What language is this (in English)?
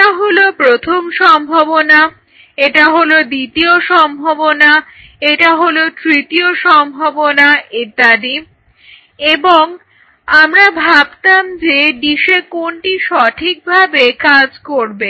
Bangla